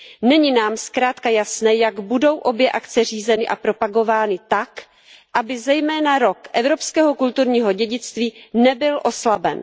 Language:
Czech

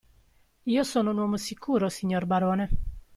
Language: Italian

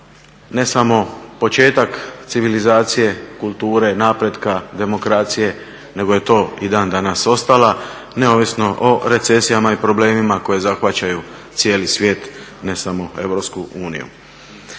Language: Croatian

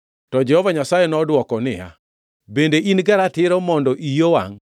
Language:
Luo (Kenya and Tanzania)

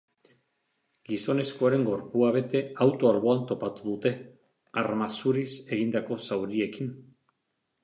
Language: Basque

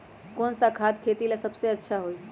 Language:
Magahi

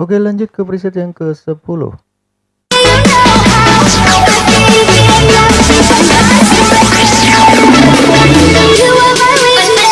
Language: Indonesian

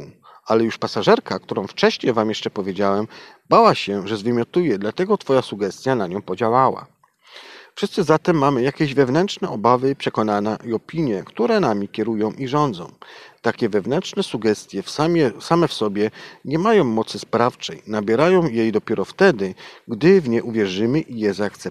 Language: Polish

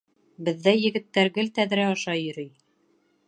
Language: Bashkir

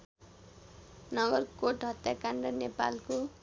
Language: Nepali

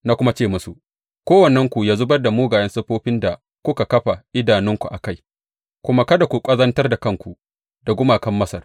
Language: Hausa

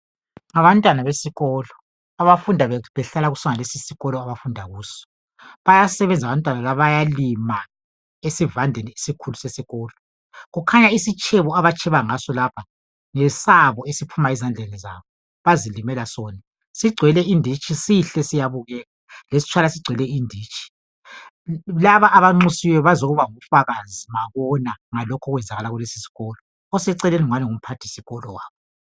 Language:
North Ndebele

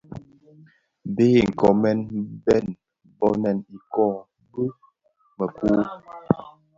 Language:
Bafia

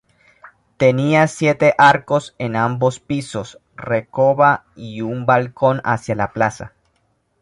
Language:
Spanish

